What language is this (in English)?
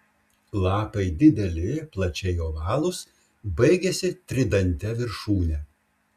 Lithuanian